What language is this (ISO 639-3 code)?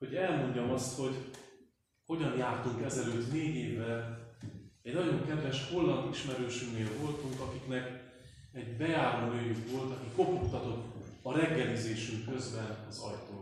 hun